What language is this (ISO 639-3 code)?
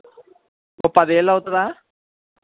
tel